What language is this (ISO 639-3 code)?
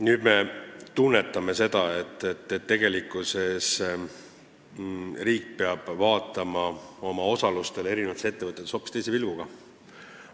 est